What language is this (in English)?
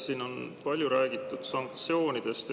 Estonian